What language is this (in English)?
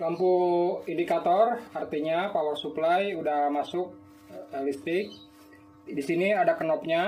Indonesian